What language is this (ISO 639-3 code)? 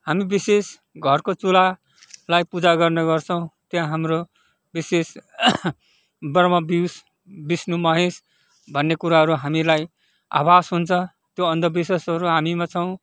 nep